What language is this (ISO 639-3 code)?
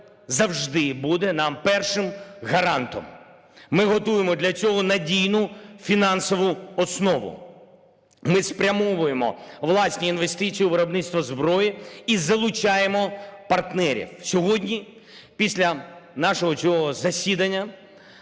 ukr